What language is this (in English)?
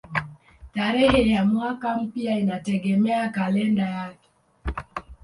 Swahili